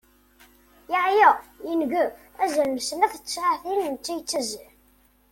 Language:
Kabyle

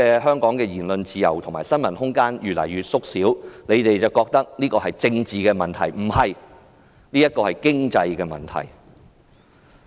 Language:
Cantonese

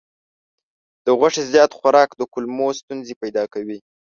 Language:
Pashto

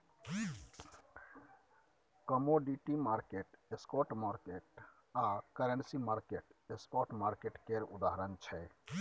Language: Maithili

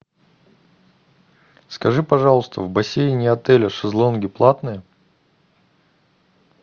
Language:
Russian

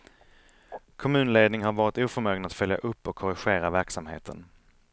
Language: Swedish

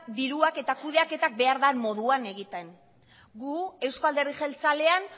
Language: Basque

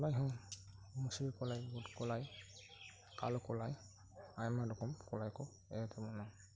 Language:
Santali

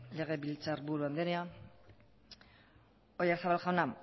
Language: Basque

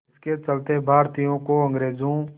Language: Hindi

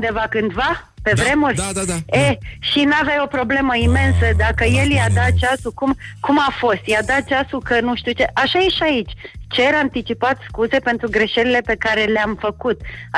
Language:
Romanian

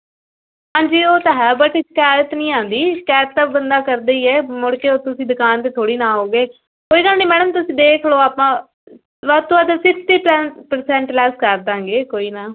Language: Punjabi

